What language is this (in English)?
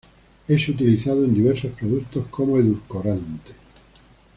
Spanish